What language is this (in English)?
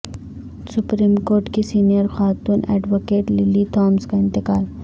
Urdu